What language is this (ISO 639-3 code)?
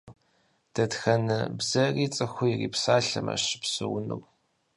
kbd